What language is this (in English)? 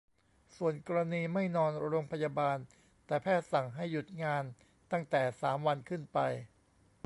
Thai